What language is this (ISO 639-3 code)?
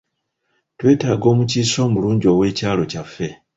lug